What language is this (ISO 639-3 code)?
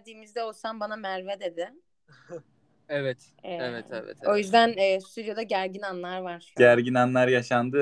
tur